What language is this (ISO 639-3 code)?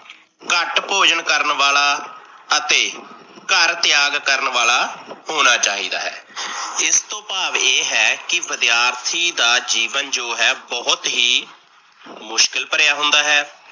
pan